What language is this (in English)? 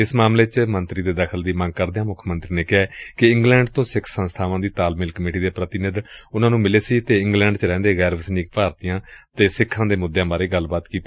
Punjabi